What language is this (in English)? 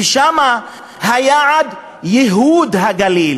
Hebrew